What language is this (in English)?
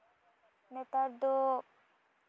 Santali